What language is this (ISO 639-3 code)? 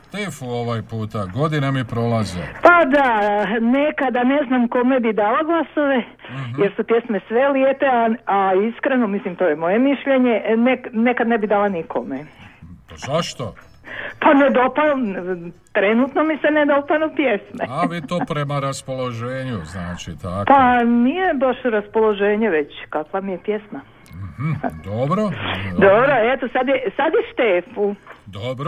hrv